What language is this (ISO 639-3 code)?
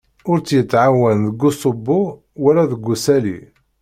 kab